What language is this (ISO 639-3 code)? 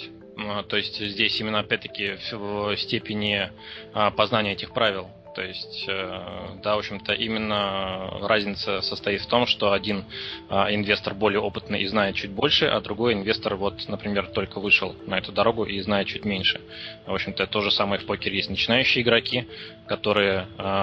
rus